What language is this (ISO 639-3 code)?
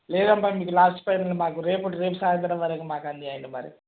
tel